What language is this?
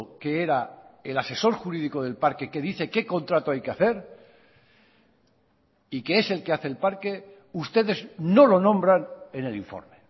Spanish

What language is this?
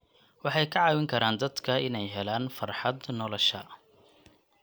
Somali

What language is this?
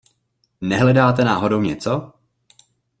Czech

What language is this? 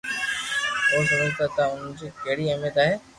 Loarki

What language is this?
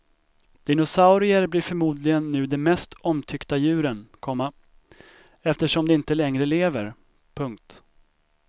Swedish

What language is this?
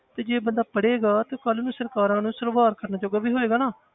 Punjabi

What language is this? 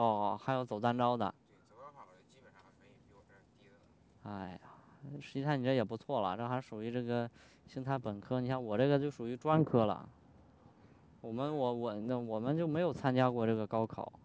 Chinese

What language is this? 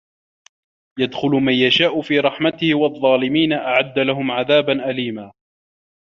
Arabic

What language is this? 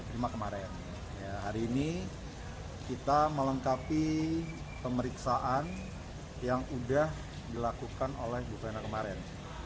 Indonesian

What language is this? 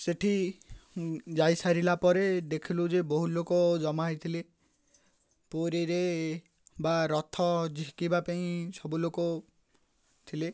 Odia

